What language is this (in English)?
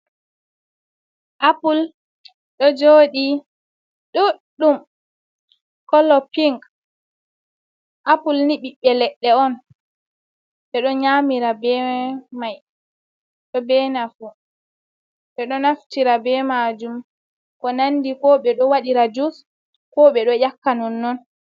Fula